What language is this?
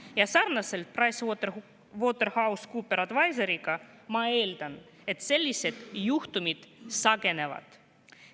Estonian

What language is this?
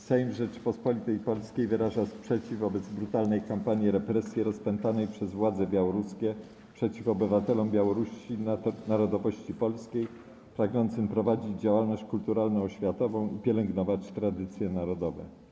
Polish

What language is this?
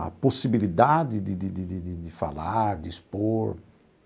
Portuguese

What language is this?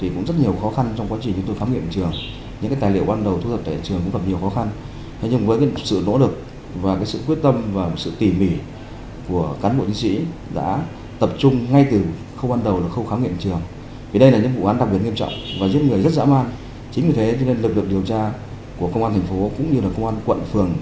Vietnamese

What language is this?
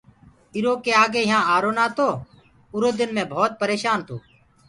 Gurgula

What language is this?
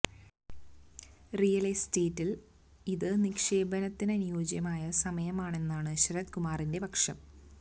Malayalam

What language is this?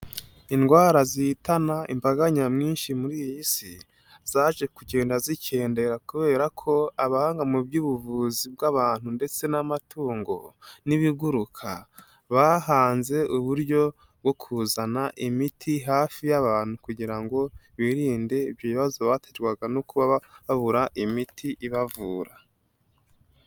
Kinyarwanda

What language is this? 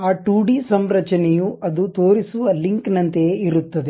Kannada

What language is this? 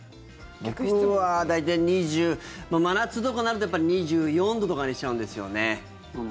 Japanese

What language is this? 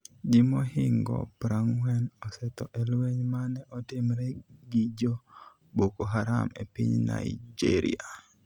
Luo (Kenya and Tanzania)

